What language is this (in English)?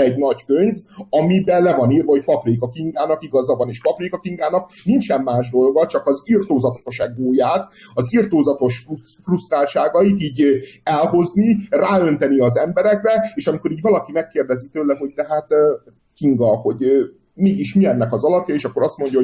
Hungarian